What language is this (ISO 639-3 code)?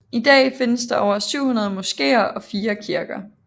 dan